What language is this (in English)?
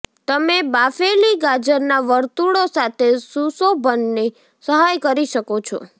Gujarati